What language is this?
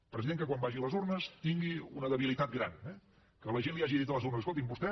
Catalan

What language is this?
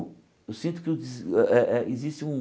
Portuguese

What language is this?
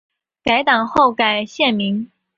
Chinese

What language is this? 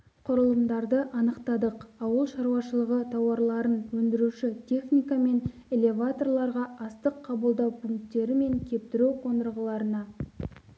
Kazakh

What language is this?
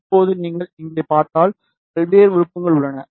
Tamil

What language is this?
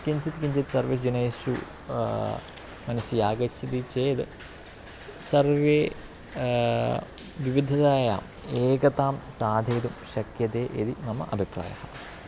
Sanskrit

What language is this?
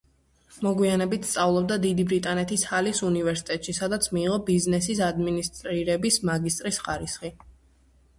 Georgian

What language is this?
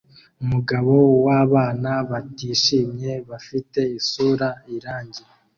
Kinyarwanda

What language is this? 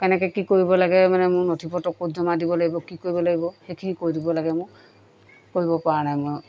Assamese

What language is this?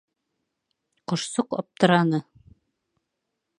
Bashkir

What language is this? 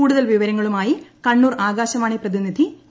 Malayalam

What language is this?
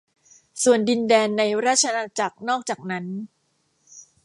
Thai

